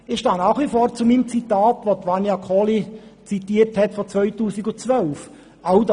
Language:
Swiss German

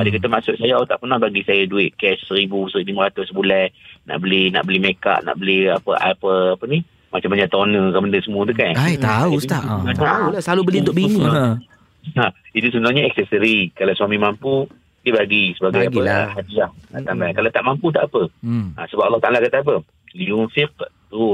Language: Malay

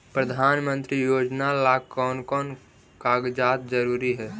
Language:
Magahi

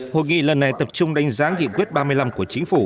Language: Vietnamese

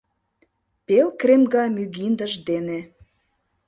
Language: Mari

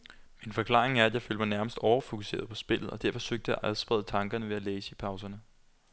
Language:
Danish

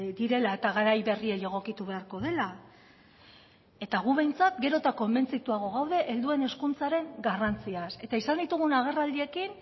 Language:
Basque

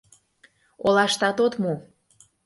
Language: Mari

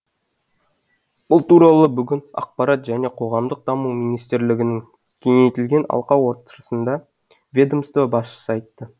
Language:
Kazakh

